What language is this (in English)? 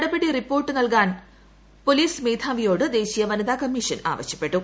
Malayalam